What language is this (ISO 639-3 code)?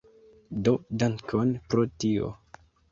epo